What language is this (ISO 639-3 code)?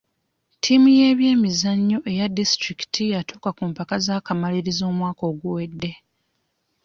lug